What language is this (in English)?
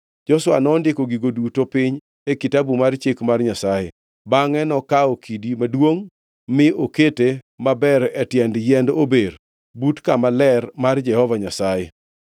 Luo (Kenya and Tanzania)